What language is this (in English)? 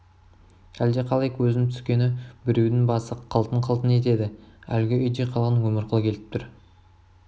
Kazakh